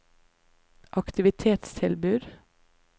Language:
Norwegian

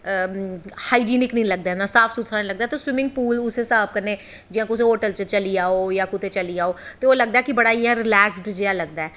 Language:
Dogri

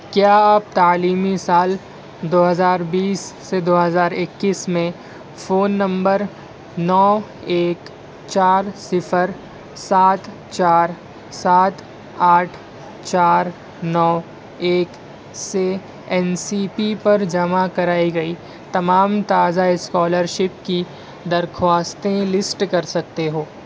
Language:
Urdu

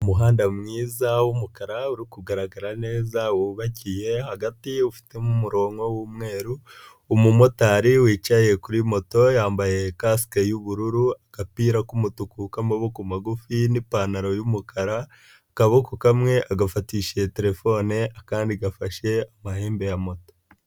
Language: Kinyarwanda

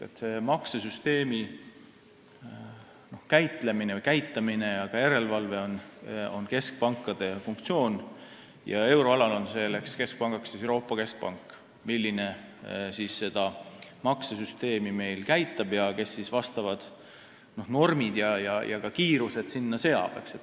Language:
Estonian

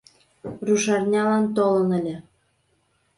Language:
Mari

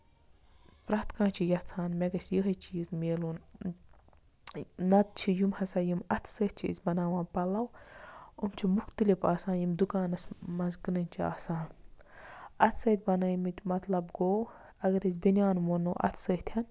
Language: Kashmiri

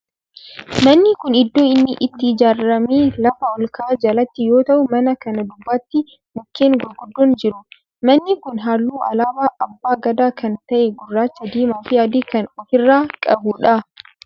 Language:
Oromo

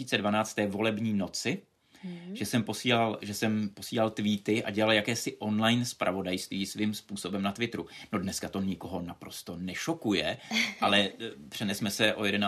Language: Czech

